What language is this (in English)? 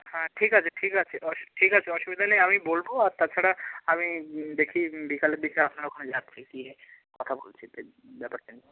Bangla